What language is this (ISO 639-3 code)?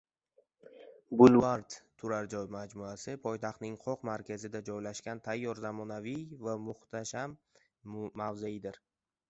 uzb